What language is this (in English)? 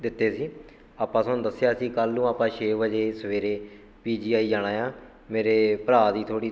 Punjabi